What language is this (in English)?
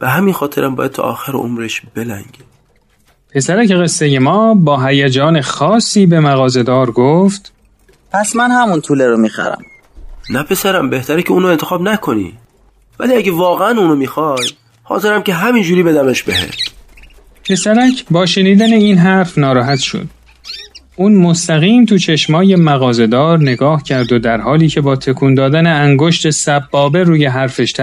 Persian